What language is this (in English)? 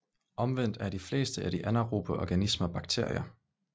Danish